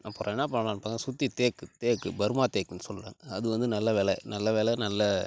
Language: Tamil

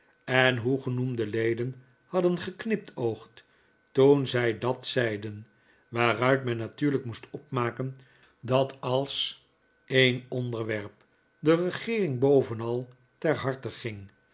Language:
Dutch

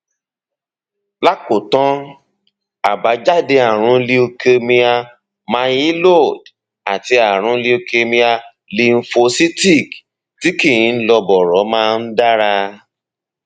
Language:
Yoruba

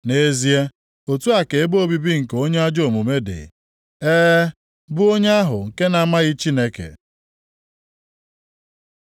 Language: Igbo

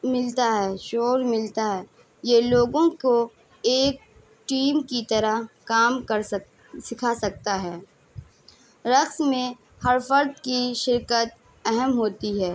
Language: Urdu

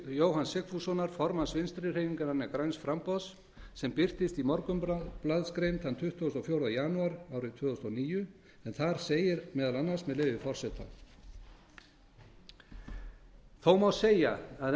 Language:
Icelandic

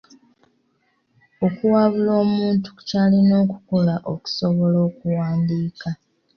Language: Ganda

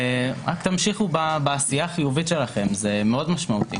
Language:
Hebrew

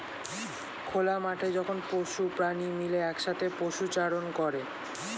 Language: Bangla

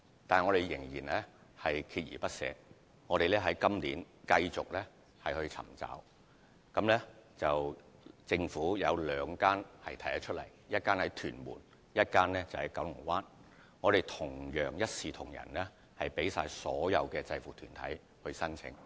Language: Cantonese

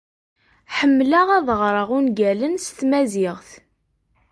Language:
Kabyle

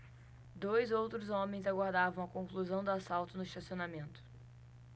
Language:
Portuguese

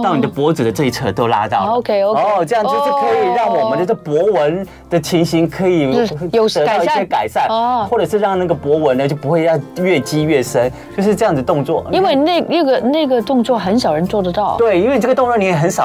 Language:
Chinese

